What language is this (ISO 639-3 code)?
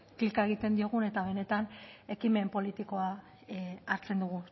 eus